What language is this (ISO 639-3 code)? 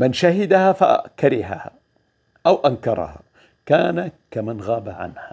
ara